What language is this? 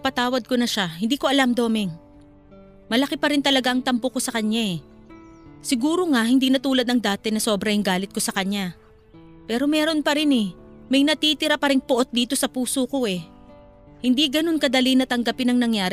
Filipino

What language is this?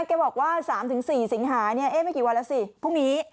Thai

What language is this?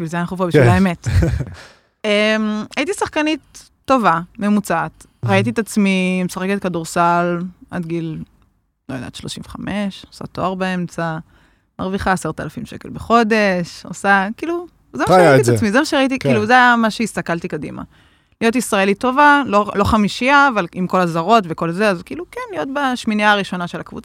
Hebrew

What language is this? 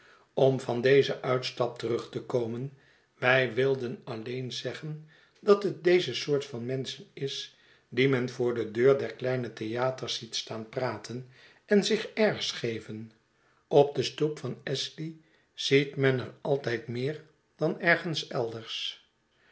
Dutch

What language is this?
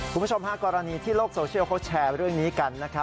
Thai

